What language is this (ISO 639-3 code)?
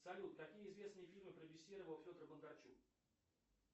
rus